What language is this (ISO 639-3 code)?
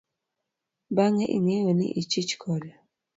luo